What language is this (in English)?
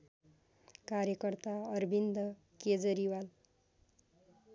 Nepali